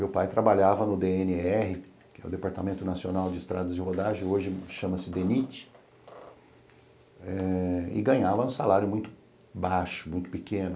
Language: Portuguese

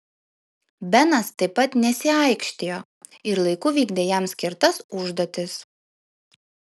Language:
Lithuanian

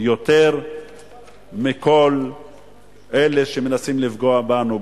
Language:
Hebrew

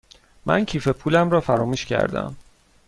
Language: Persian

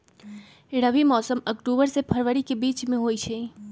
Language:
Magahi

